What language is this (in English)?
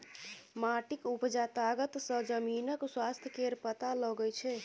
Maithili